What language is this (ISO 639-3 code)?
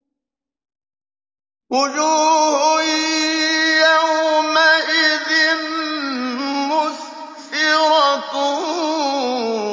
ara